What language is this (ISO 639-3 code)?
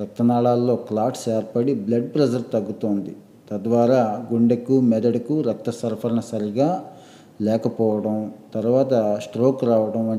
tel